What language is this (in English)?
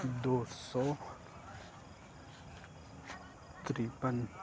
Urdu